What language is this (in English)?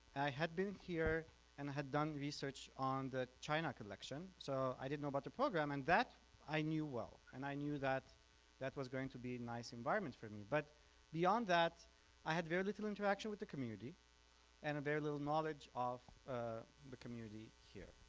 English